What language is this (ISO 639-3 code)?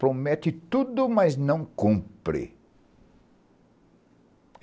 por